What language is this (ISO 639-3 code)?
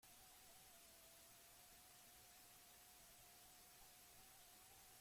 eus